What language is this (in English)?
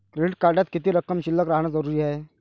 Marathi